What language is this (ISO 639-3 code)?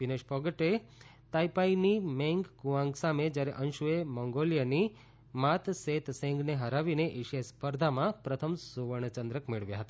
guj